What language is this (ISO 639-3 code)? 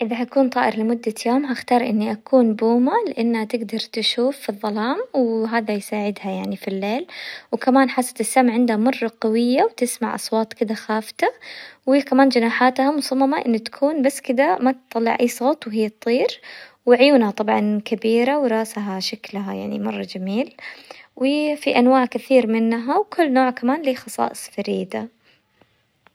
acw